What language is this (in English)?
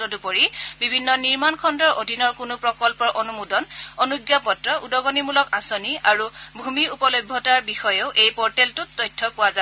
Assamese